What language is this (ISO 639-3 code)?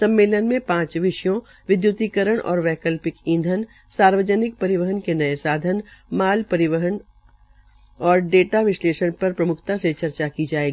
hin